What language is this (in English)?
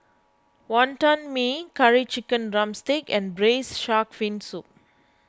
English